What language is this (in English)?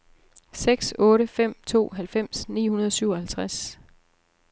Danish